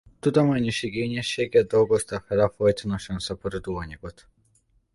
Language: Hungarian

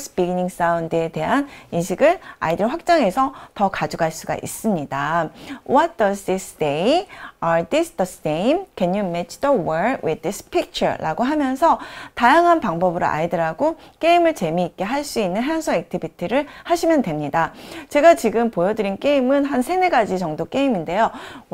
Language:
Korean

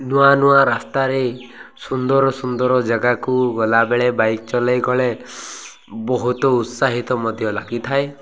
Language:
Odia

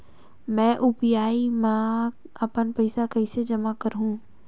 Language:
Chhattisgarhi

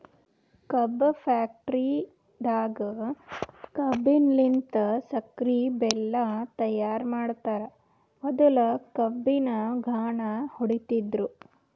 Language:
Kannada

